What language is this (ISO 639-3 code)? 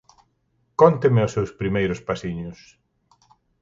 glg